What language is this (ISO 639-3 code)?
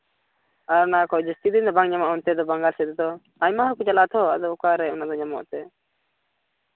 sat